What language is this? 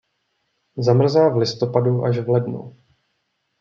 Czech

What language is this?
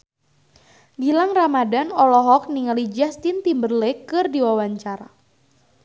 Sundanese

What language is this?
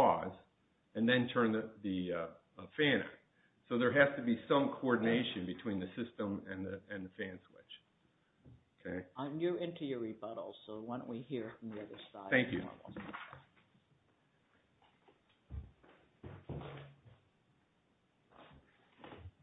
English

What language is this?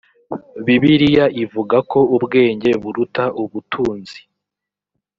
Kinyarwanda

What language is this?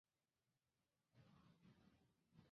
Chinese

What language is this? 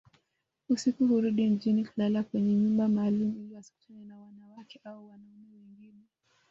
Swahili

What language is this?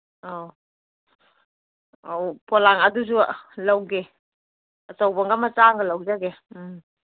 Manipuri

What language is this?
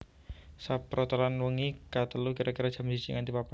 Javanese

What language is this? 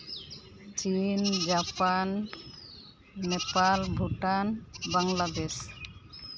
Santali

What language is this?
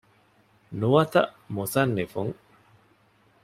Divehi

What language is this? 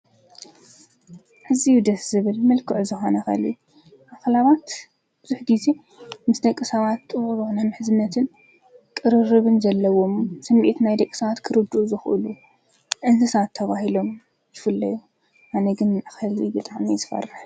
Tigrinya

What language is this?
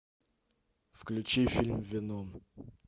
Russian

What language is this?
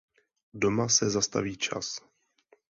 Czech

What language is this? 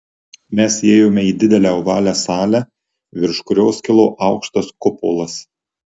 Lithuanian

